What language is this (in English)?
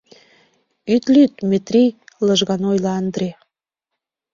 Mari